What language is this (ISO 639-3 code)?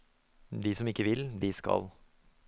nor